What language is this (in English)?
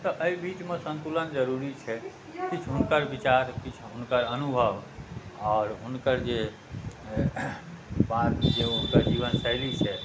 Maithili